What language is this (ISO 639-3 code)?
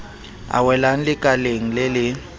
sot